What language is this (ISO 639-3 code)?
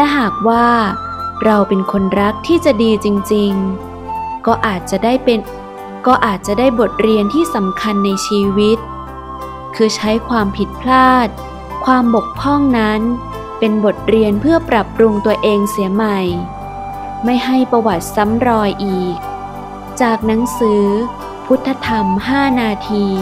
tha